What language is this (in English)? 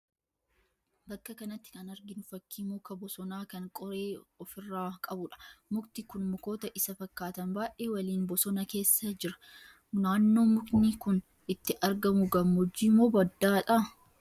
Oromo